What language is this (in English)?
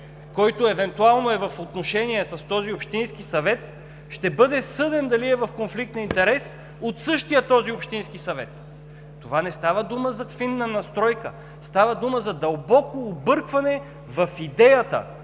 Bulgarian